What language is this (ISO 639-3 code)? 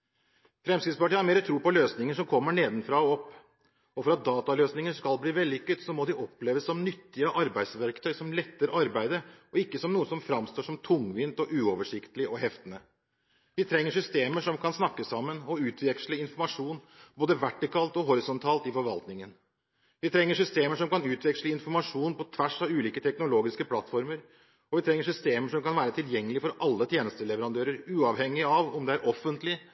nob